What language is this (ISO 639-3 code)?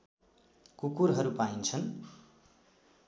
nep